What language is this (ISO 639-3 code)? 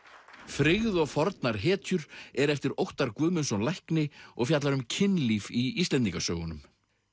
isl